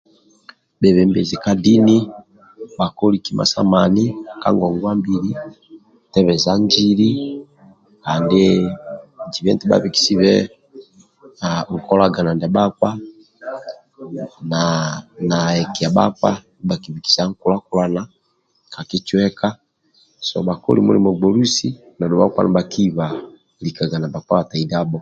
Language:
Amba (Uganda)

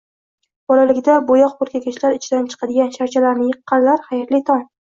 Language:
Uzbek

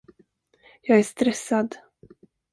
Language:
Swedish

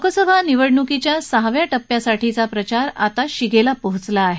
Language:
Marathi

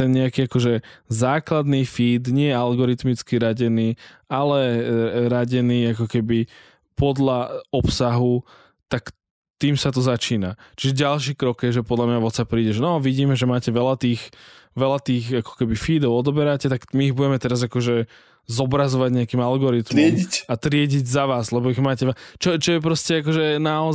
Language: Slovak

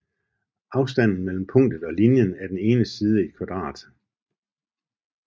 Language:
Danish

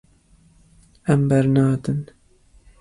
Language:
Kurdish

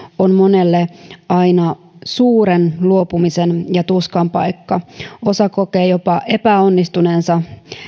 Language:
Finnish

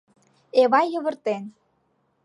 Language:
Mari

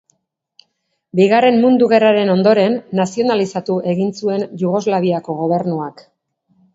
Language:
Basque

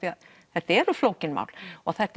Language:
Icelandic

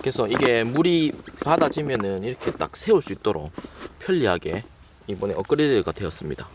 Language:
Korean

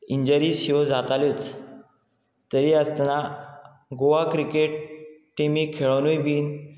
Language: Konkani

